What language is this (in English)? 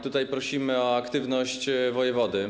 Polish